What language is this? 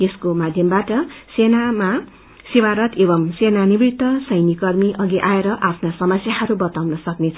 Nepali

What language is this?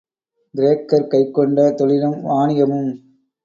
Tamil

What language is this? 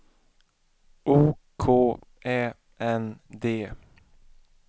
Swedish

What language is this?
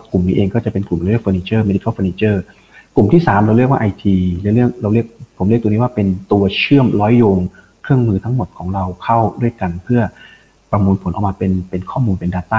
Thai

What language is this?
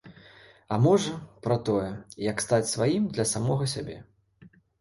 Belarusian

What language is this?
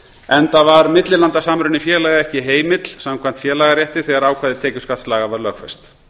Icelandic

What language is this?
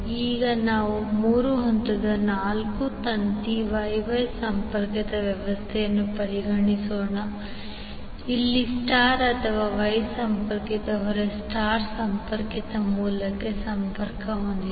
Kannada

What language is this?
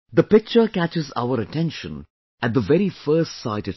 English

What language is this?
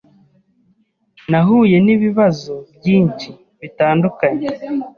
Kinyarwanda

